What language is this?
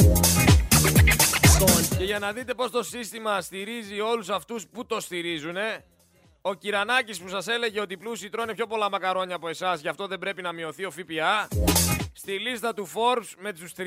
Greek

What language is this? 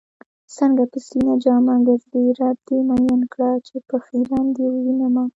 Pashto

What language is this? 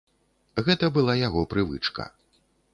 Belarusian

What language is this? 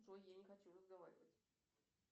Russian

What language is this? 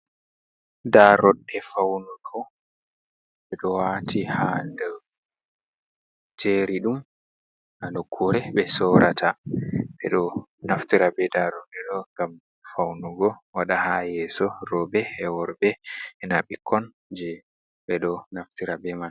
Fula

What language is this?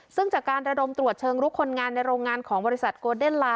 Thai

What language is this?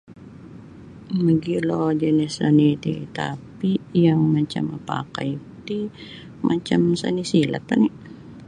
Sabah Bisaya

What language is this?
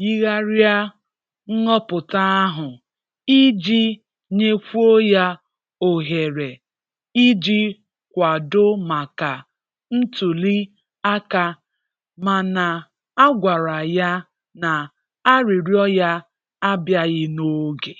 Igbo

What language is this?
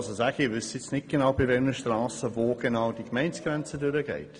Swiss German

